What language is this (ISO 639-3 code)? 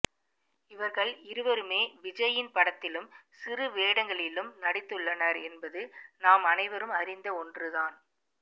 tam